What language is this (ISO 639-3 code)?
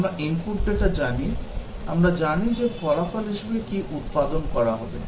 ben